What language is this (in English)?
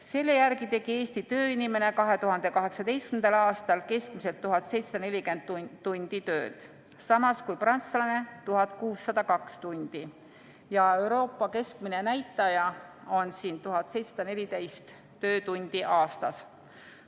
Estonian